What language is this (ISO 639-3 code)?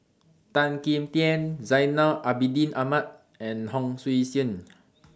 eng